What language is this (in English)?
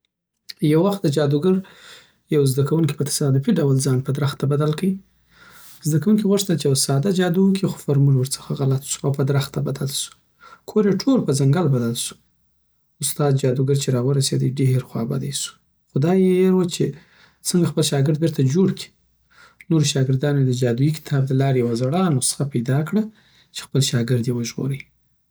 Southern Pashto